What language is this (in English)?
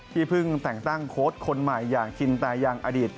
Thai